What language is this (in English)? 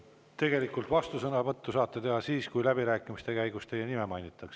Estonian